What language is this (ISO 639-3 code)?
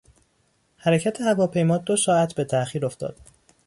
fas